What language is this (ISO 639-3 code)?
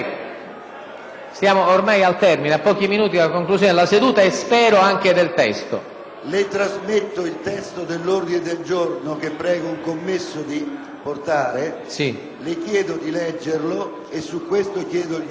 ita